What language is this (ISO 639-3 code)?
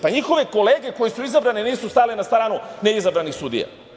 srp